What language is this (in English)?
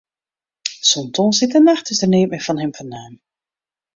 Western Frisian